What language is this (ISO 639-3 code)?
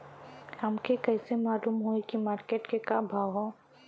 bho